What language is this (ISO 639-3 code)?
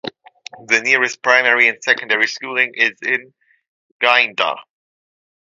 eng